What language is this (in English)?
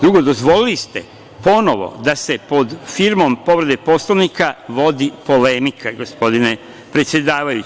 Serbian